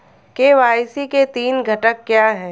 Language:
Hindi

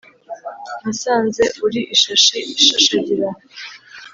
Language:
Kinyarwanda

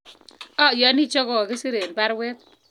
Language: Kalenjin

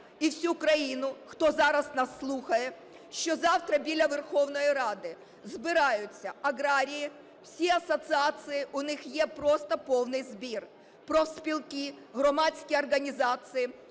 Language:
Ukrainian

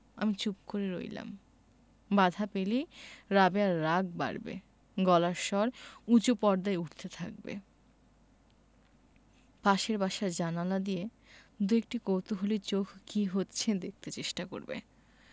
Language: Bangla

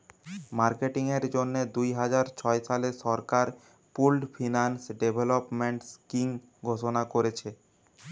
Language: Bangla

